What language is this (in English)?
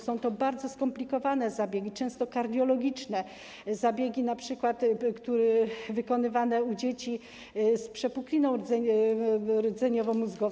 Polish